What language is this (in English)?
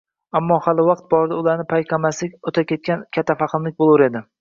Uzbek